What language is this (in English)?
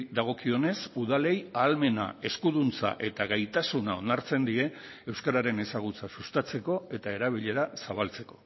Basque